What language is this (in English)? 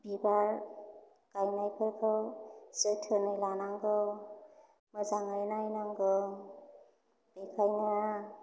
Bodo